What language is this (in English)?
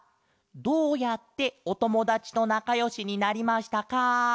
Japanese